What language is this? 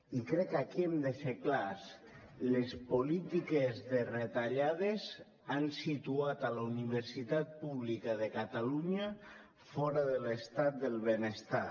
Catalan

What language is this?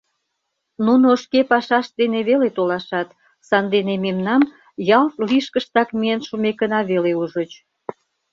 Mari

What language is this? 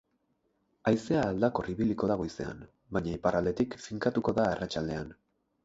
Basque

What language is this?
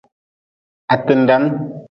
Nawdm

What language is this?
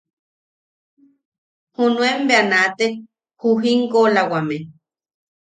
Yaqui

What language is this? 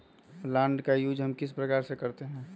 Magahi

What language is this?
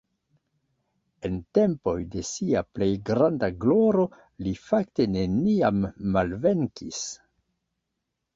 Esperanto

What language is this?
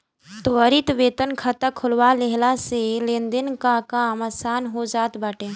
Bhojpuri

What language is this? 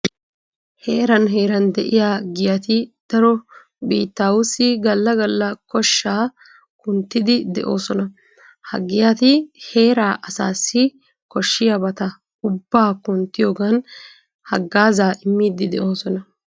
Wolaytta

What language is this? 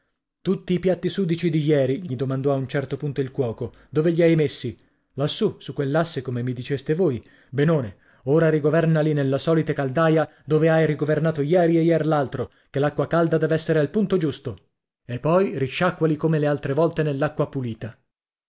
Italian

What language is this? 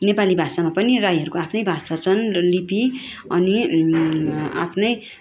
Nepali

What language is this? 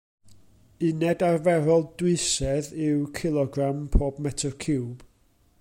Welsh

